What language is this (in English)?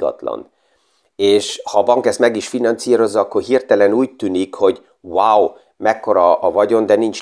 Hungarian